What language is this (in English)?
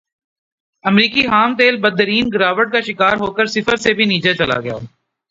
Urdu